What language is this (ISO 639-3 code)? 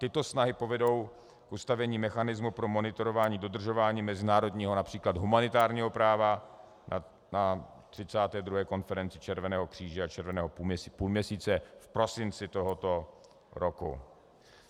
ces